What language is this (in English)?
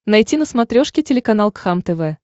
Russian